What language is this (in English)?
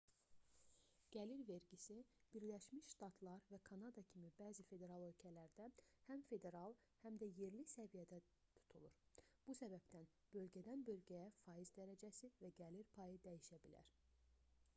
Azerbaijani